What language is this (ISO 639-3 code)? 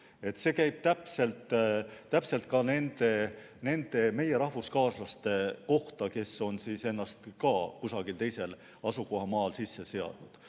est